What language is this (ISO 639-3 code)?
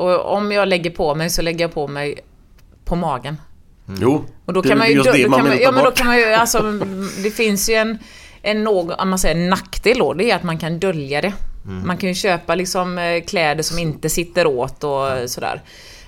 swe